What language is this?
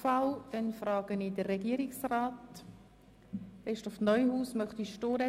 Swiss German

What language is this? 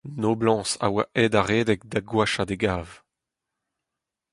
Breton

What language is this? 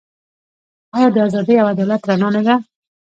Pashto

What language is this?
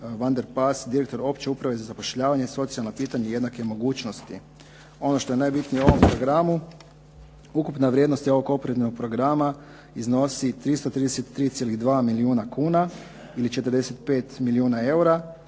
Croatian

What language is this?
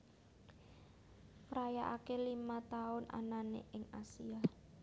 Javanese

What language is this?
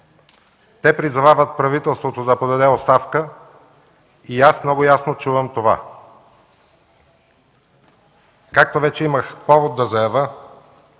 Bulgarian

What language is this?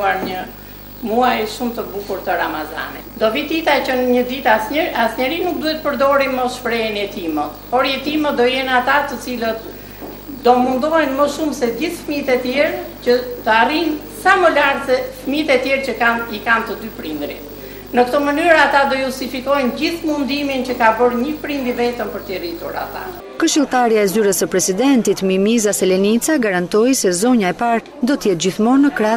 Italian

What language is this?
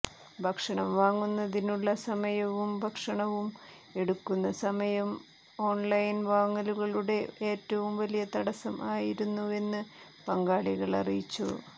Malayalam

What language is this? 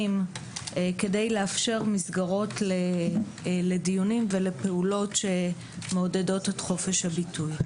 Hebrew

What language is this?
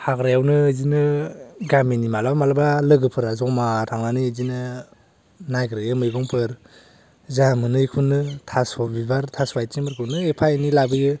Bodo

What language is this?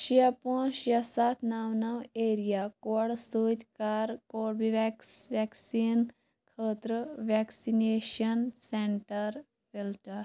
Kashmiri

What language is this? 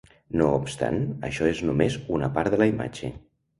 Catalan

